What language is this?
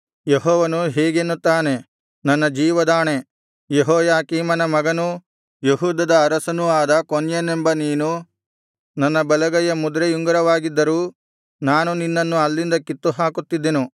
Kannada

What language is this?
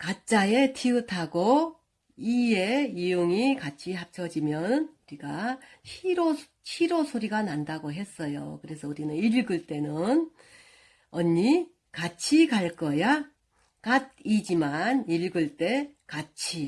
Korean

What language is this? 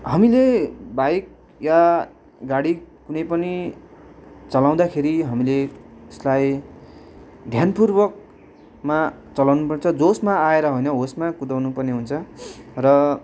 Nepali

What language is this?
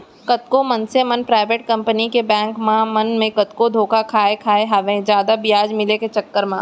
Chhattisgarhi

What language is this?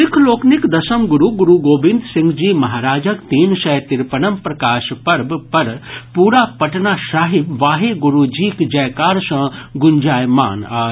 Maithili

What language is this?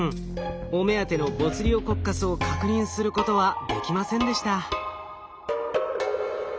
Japanese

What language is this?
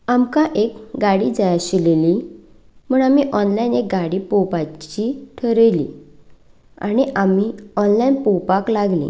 Konkani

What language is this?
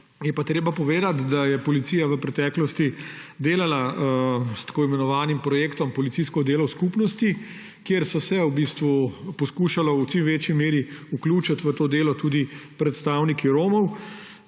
Slovenian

